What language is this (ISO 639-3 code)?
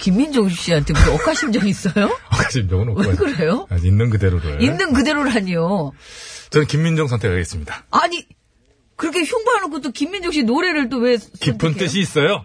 kor